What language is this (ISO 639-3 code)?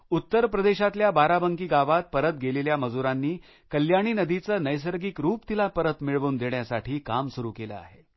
mar